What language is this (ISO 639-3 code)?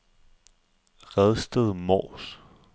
dan